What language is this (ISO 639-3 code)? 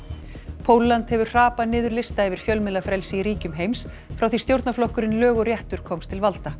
isl